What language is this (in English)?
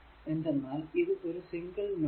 Malayalam